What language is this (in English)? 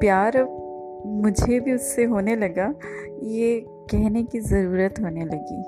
Hindi